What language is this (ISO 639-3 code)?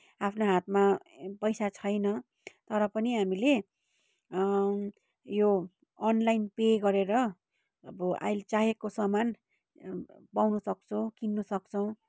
nep